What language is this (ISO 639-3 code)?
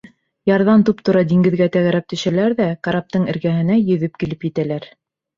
bak